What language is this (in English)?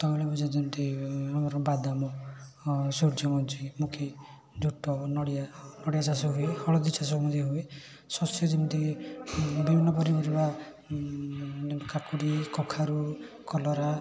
Odia